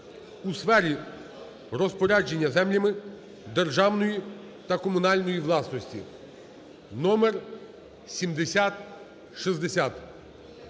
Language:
Ukrainian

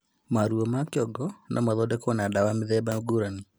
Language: Kikuyu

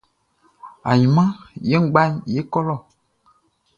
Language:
Baoulé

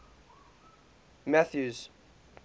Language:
English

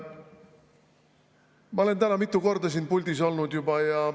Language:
Estonian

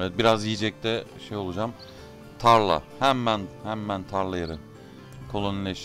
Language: Turkish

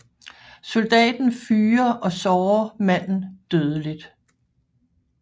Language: Danish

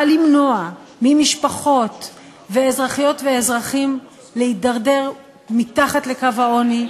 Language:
Hebrew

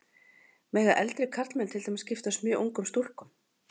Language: Icelandic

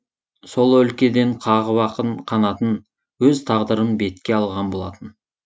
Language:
Kazakh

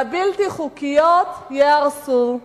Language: Hebrew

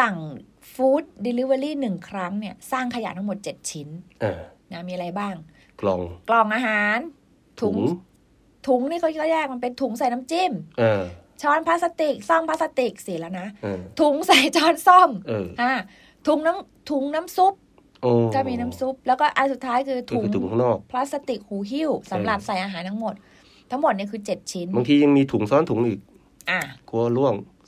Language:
Thai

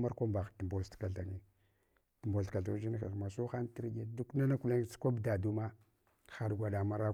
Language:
Hwana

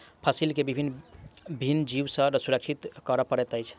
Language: Maithili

